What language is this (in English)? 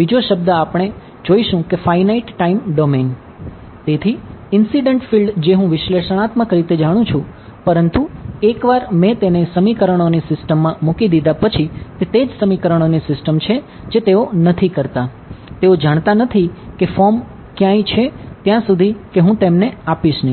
Gujarati